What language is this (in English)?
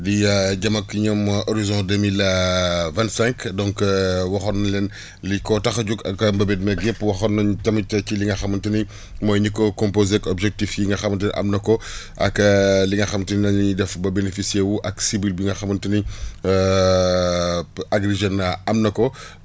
Wolof